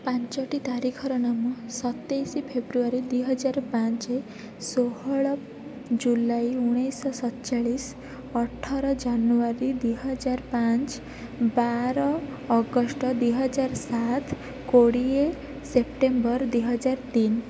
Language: Odia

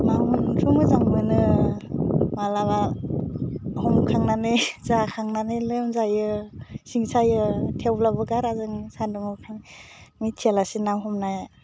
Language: Bodo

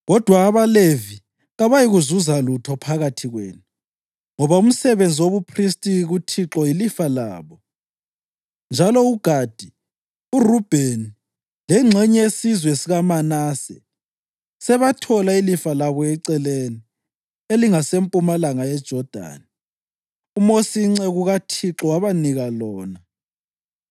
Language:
North Ndebele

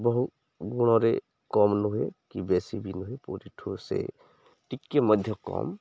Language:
Odia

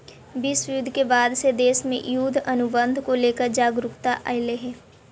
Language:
Magahi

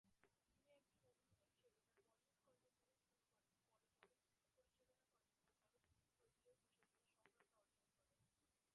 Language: Bangla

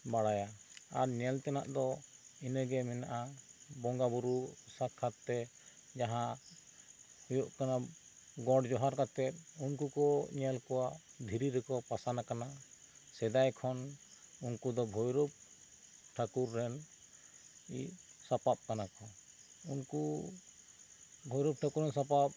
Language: Santali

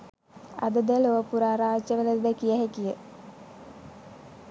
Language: Sinhala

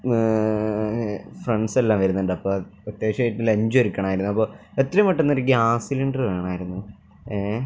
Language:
Malayalam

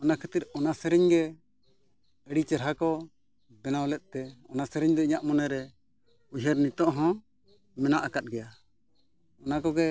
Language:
Santali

